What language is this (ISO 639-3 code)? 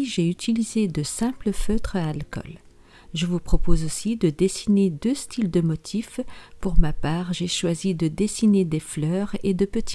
fra